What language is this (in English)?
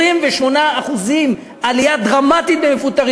Hebrew